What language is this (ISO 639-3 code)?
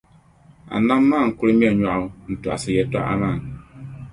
dag